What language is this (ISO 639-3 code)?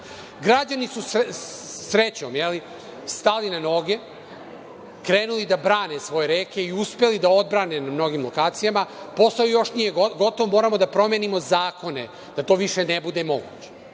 srp